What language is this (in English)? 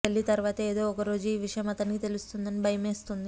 Telugu